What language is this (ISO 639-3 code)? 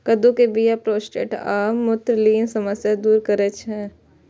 mai